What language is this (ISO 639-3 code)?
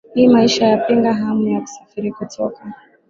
swa